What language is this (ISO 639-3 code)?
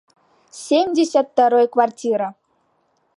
chm